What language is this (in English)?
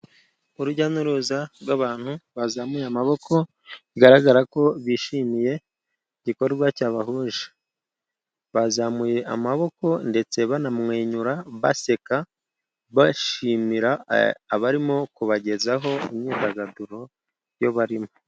Kinyarwanda